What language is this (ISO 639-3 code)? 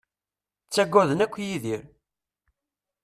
kab